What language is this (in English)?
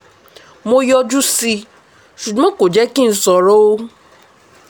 Yoruba